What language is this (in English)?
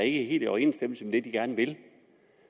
Danish